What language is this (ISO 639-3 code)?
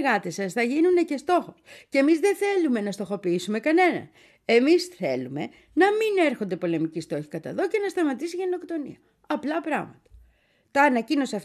ell